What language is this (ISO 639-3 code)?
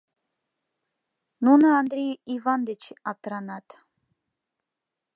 chm